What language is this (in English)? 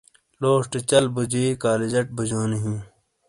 Shina